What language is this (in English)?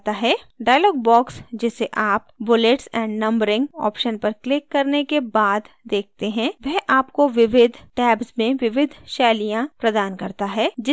Hindi